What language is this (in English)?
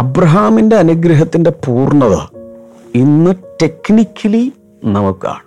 Malayalam